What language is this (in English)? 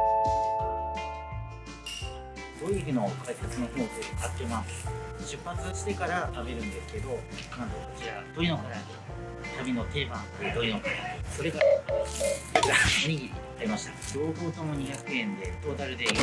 Japanese